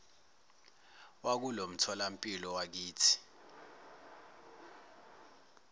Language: Zulu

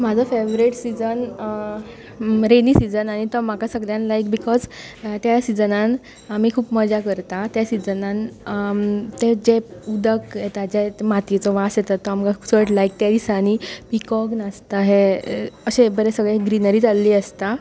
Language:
Konkani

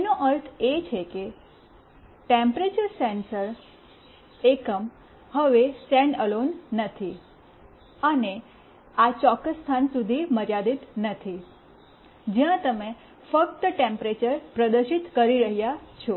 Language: Gujarati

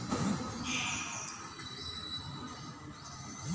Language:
Kannada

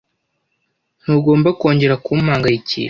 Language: Kinyarwanda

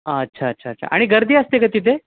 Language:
Marathi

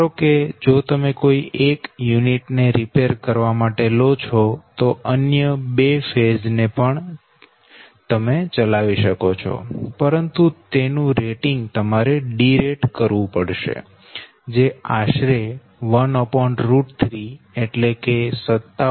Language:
Gujarati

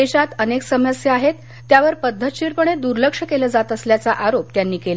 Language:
Marathi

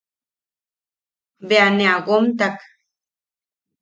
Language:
Yaqui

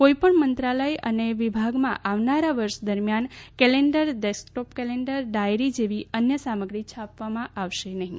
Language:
Gujarati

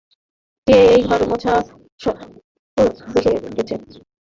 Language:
Bangla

